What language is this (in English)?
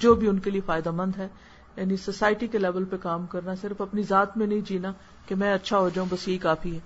Urdu